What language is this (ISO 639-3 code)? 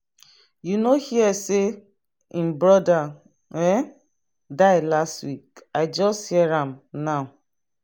pcm